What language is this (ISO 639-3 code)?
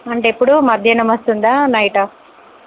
tel